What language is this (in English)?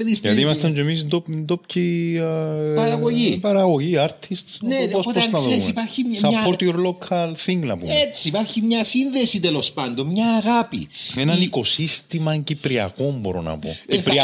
Greek